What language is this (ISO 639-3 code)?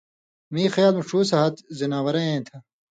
mvy